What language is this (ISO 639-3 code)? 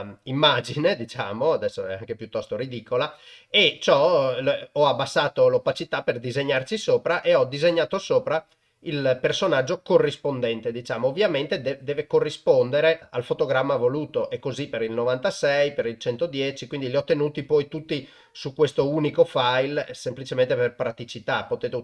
ita